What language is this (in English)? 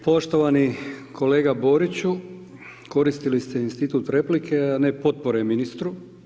Croatian